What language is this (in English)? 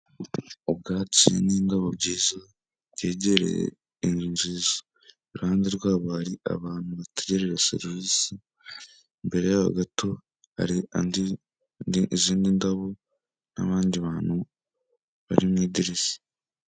Kinyarwanda